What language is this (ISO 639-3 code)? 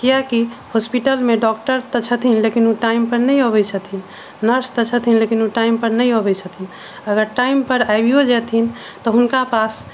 mai